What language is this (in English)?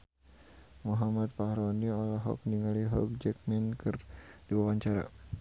Sundanese